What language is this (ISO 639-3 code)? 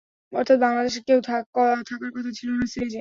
ben